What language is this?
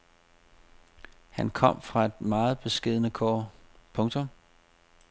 Danish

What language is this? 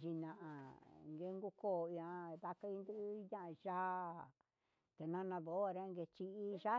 Huitepec Mixtec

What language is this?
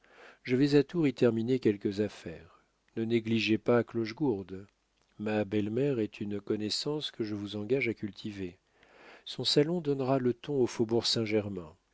French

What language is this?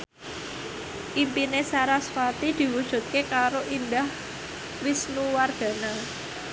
Javanese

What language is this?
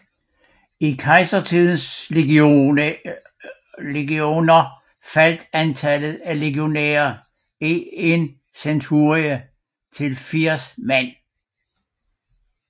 Danish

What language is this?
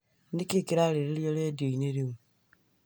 Kikuyu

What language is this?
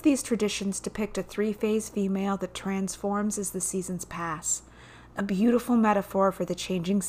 English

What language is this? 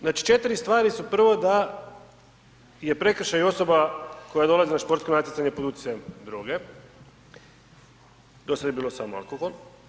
Croatian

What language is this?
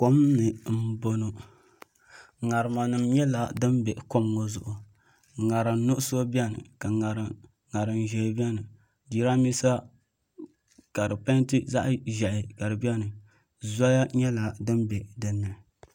Dagbani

